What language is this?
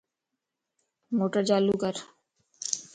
Lasi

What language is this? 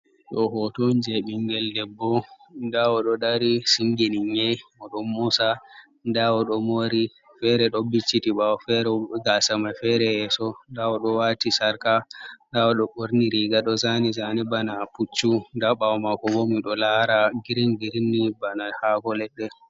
Fula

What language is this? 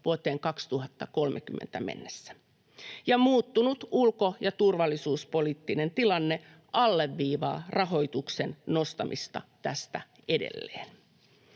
Finnish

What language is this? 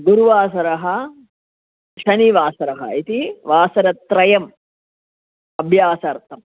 Sanskrit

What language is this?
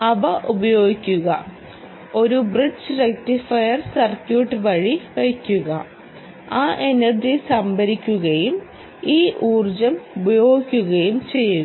Malayalam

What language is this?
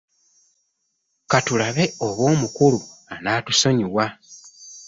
Ganda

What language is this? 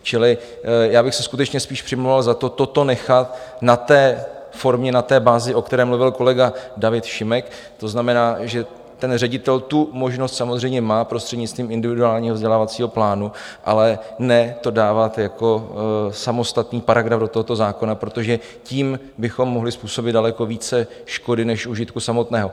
Czech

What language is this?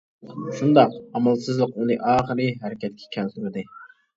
Uyghur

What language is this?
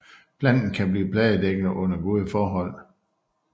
Danish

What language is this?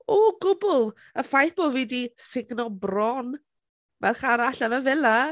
Welsh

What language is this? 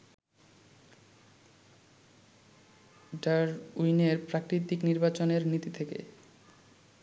Bangla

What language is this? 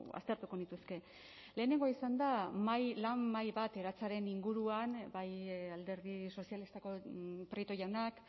Basque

